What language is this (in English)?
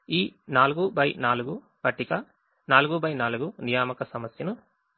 Telugu